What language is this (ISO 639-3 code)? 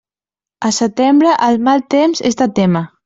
cat